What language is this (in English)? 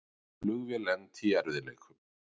Icelandic